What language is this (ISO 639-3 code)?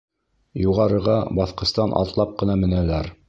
bak